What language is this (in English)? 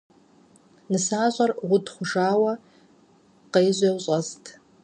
Kabardian